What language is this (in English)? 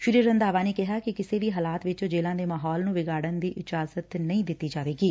Punjabi